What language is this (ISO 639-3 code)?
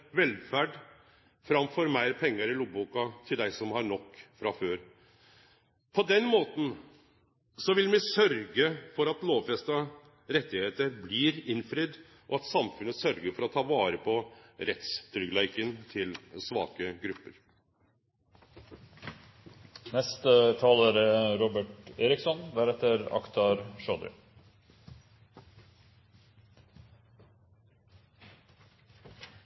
nor